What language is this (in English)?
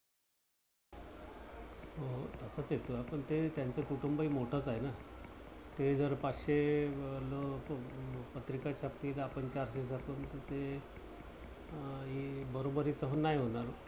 Marathi